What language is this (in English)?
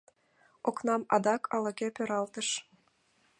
Mari